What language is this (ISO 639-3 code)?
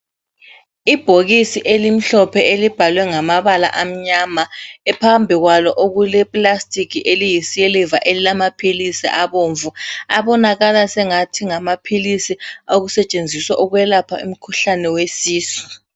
nde